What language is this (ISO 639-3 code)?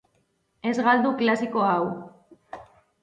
eus